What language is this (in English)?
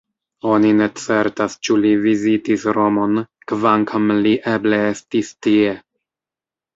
Esperanto